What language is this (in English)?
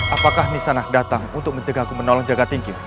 Indonesian